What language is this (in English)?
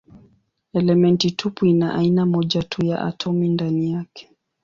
Swahili